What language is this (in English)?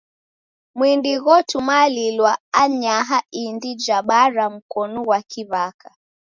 Taita